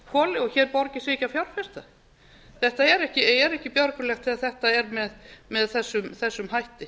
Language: Icelandic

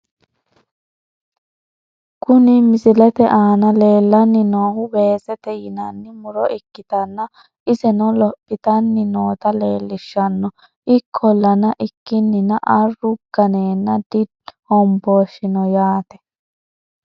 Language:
Sidamo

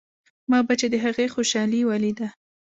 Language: Pashto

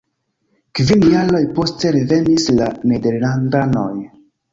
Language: Esperanto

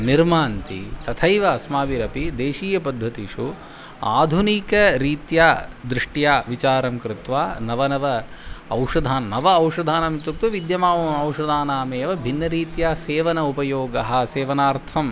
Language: Sanskrit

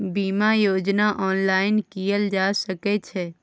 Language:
Maithili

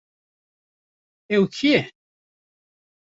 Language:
Kurdish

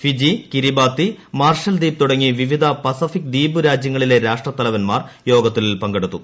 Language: Malayalam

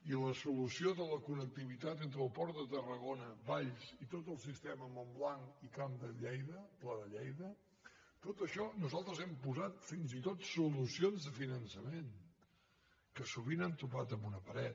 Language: Catalan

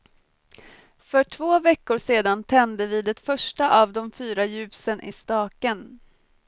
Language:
Swedish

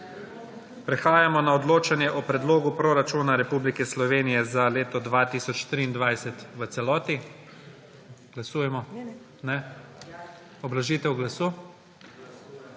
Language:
Slovenian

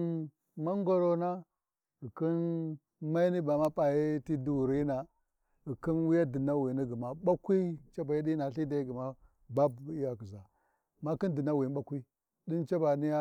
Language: Warji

